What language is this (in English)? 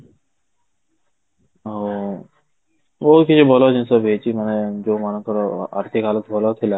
Odia